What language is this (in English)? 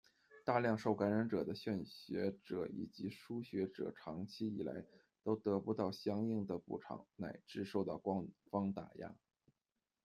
Chinese